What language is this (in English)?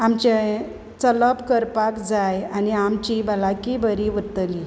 Konkani